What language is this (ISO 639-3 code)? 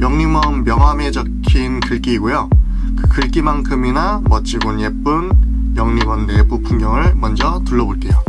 kor